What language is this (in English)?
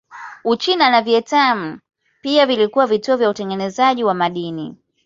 Swahili